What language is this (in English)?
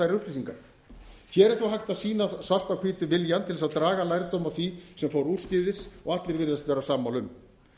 Icelandic